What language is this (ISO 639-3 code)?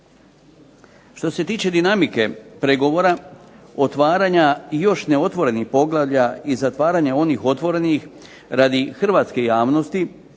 hrv